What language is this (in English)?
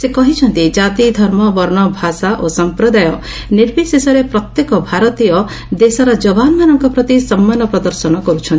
Odia